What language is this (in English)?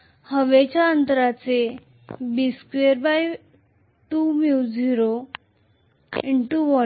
Marathi